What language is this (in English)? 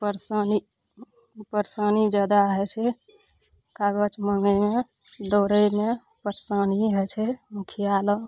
Maithili